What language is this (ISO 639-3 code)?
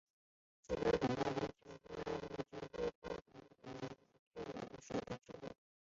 zho